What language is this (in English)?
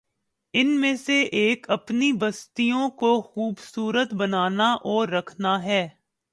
Urdu